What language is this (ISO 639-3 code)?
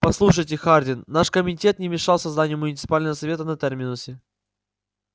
rus